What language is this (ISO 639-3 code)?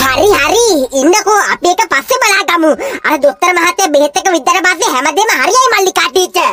tha